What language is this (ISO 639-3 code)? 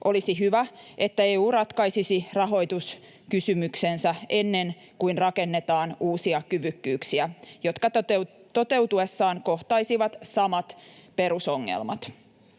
fin